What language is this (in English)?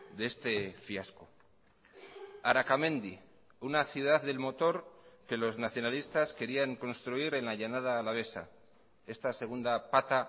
Spanish